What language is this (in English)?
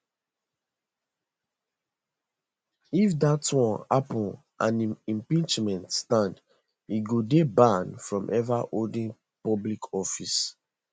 Nigerian Pidgin